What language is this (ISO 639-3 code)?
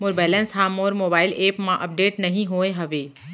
hne